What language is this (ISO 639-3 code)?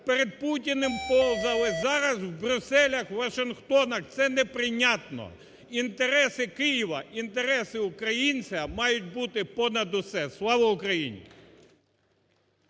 ukr